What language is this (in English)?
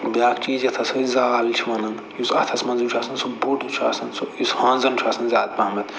Kashmiri